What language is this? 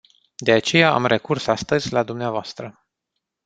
Romanian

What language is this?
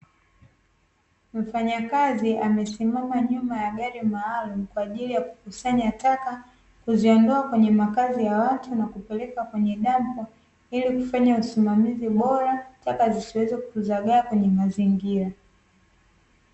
Swahili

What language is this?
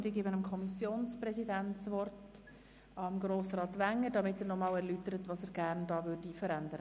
Swiss German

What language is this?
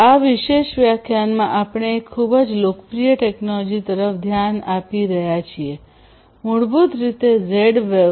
Gujarati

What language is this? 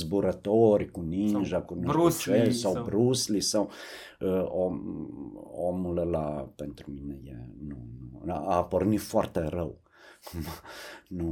Romanian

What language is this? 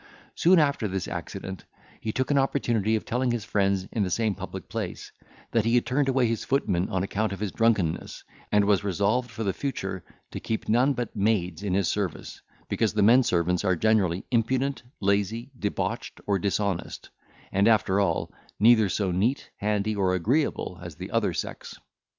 English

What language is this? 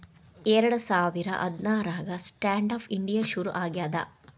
Kannada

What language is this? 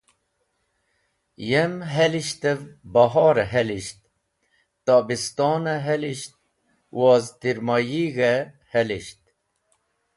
Wakhi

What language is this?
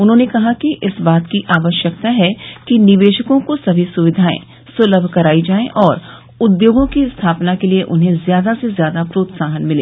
Hindi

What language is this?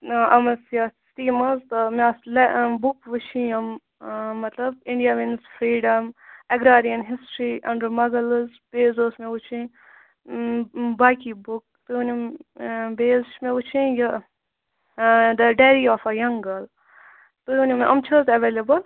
Kashmiri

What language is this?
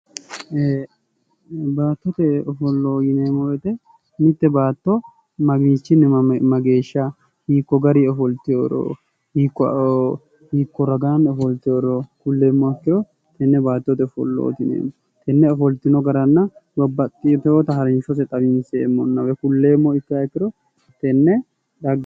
Sidamo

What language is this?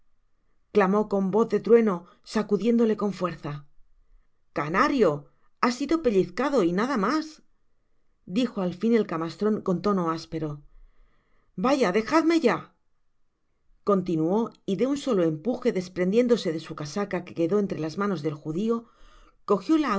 Spanish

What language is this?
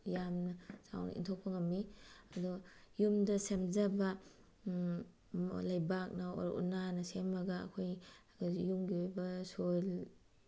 Manipuri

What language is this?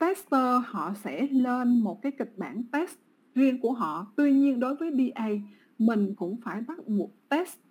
Vietnamese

